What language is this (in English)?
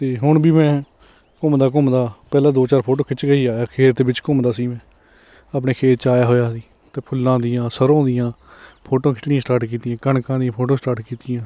Punjabi